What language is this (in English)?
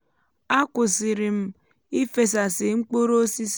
Igbo